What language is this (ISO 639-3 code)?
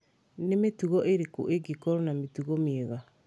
kik